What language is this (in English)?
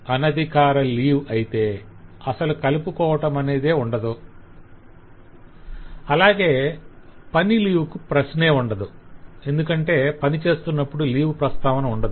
Telugu